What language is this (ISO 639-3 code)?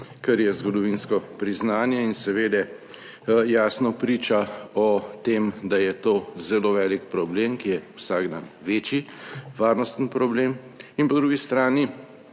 slv